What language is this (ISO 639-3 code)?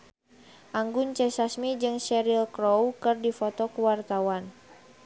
sun